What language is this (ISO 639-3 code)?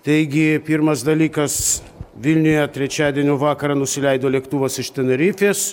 lit